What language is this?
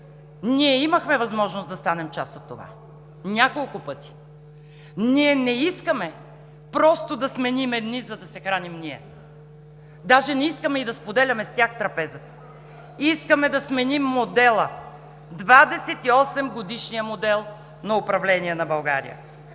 Bulgarian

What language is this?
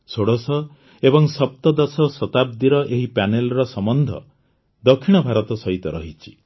Odia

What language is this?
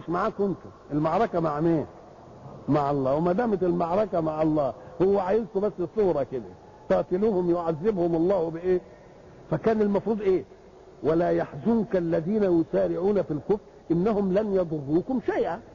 Arabic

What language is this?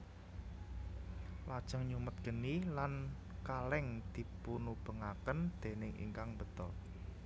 Javanese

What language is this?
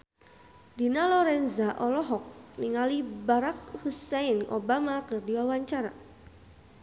Sundanese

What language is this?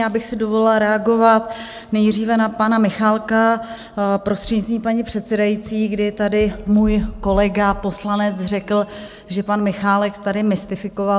Czech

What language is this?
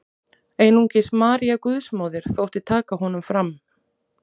Icelandic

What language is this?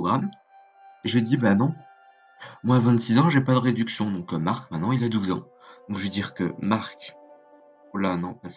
French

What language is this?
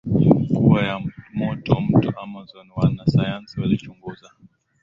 Swahili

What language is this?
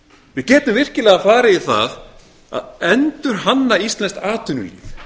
Icelandic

